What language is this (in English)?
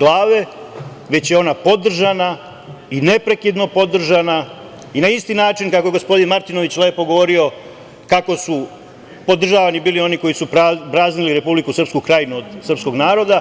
Serbian